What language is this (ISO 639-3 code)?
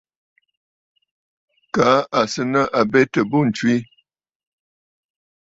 bfd